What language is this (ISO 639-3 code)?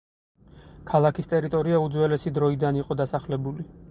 kat